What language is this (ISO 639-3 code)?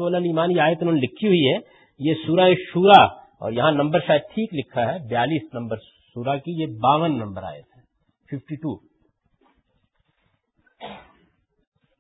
urd